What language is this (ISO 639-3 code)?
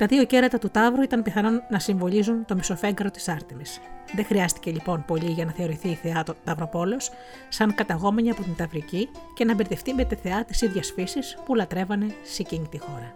ell